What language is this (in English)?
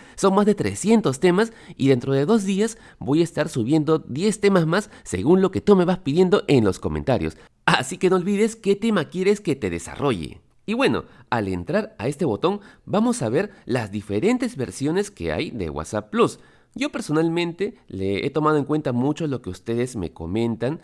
Spanish